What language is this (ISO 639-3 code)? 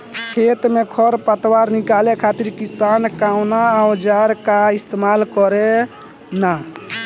bho